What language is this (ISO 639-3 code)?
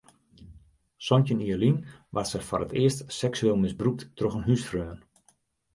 fry